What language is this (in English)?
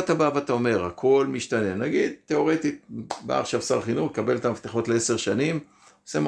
Hebrew